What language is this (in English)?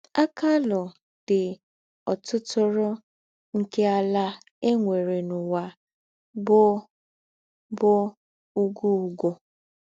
Igbo